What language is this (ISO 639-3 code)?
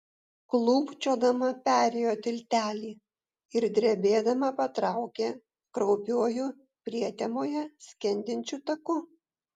lit